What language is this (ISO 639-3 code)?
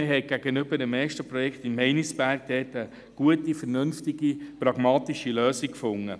gsw